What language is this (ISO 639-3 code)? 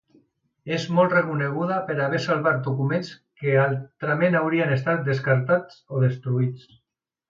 cat